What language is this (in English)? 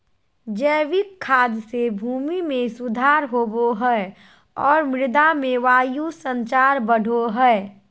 Magahi